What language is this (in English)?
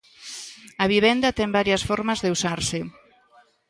Galician